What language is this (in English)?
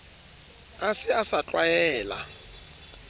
Southern Sotho